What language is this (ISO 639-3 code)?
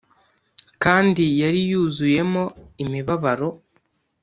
kin